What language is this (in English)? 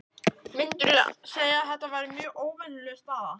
Icelandic